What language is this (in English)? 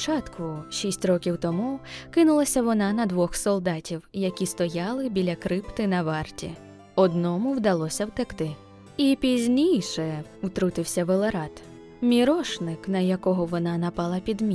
Ukrainian